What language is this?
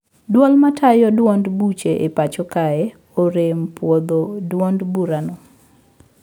Luo (Kenya and Tanzania)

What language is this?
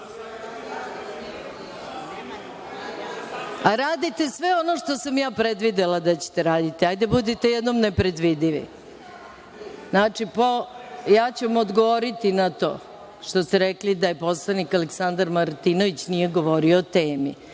Serbian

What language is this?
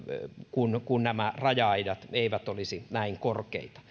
Finnish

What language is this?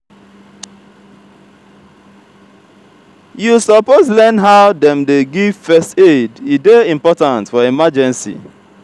Nigerian Pidgin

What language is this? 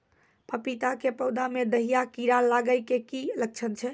Maithili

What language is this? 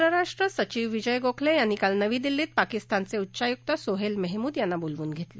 Marathi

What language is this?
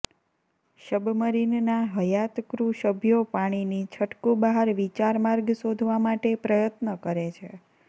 Gujarati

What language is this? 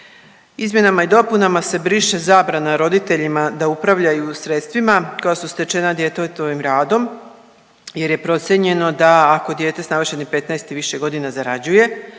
Croatian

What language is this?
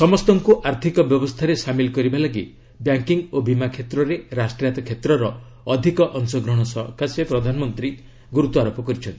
Odia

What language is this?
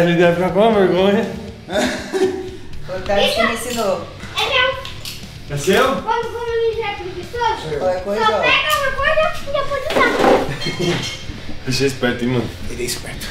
Portuguese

